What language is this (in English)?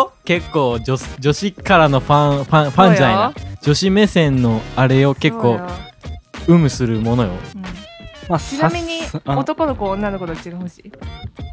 Japanese